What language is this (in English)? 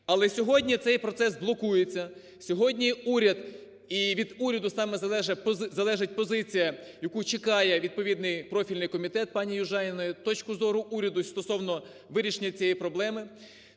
Ukrainian